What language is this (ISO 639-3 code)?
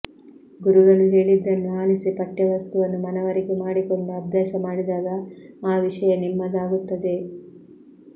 kan